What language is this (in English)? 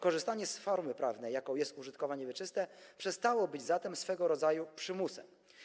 Polish